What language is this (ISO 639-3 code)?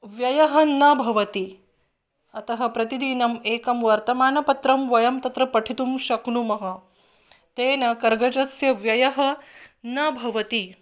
san